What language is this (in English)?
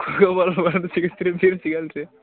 Kannada